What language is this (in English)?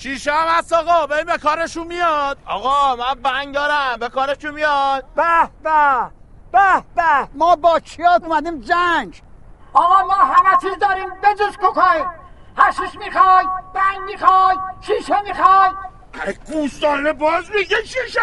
Persian